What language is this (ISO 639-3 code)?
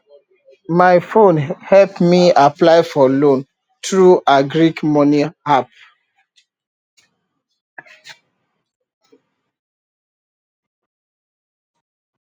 pcm